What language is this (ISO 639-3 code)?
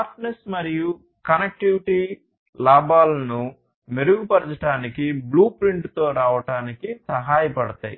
tel